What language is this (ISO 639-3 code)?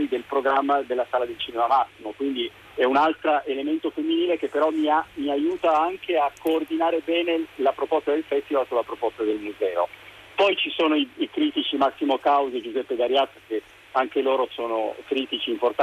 ita